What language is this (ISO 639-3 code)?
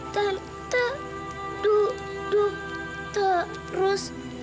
ind